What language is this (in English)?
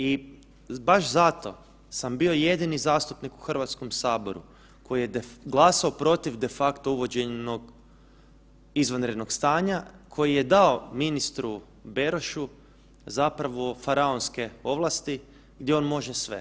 Croatian